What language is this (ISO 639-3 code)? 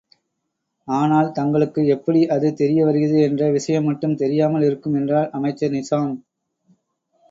tam